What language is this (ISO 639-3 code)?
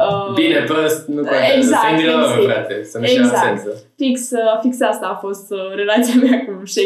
ron